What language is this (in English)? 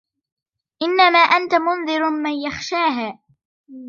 Arabic